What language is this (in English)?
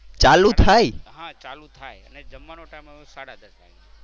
Gujarati